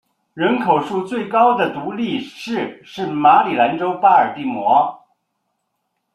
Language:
Chinese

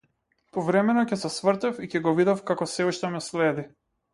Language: Macedonian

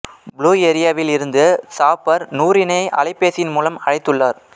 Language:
Tamil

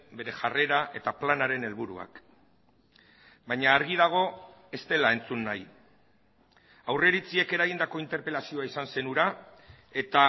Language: Basque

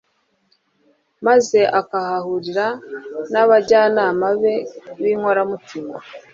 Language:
Kinyarwanda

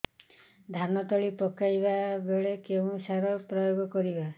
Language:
Odia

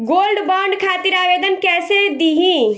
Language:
Bhojpuri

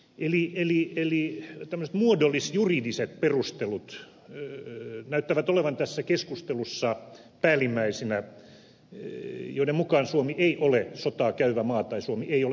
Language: Finnish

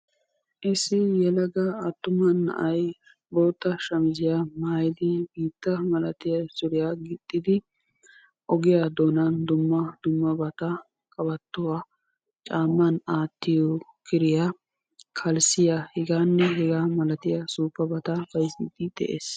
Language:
Wolaytta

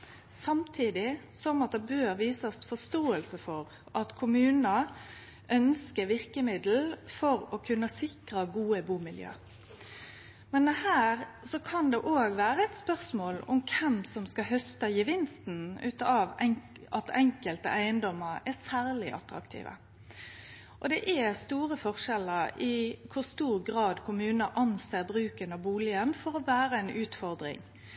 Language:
Norwegian Nynorsk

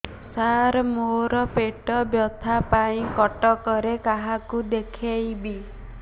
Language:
Odia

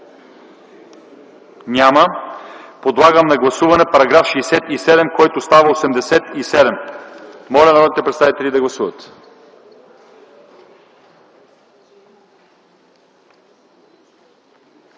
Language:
Bulgarian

